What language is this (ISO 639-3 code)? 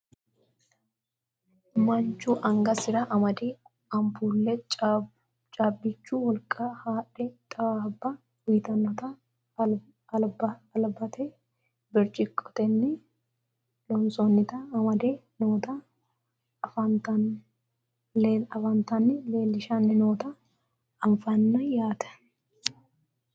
sid